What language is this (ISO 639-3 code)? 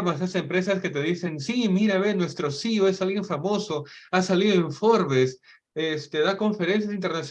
spa